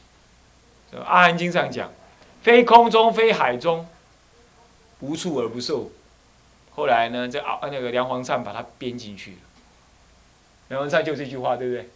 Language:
Chinese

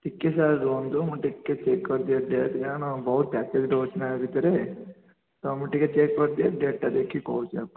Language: Odia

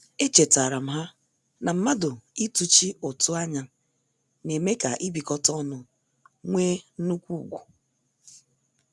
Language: Igbo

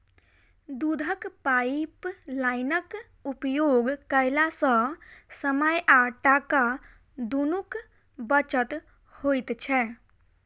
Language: Maithili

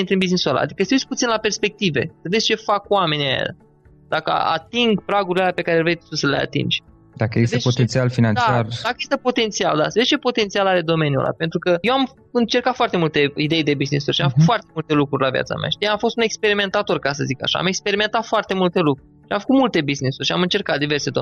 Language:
Romanian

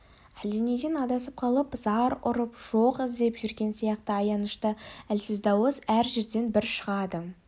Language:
Kazakh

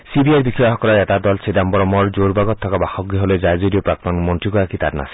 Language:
Assamese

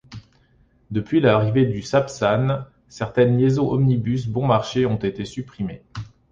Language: French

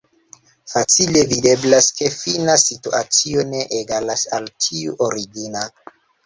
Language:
Esperanto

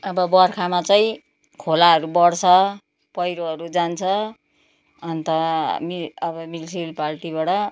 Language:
Nepali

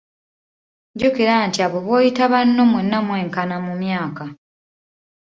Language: Ganda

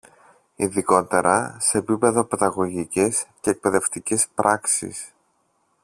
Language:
Greek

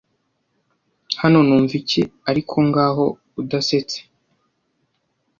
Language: Kinyarwanda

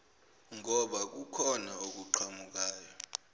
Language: Zulu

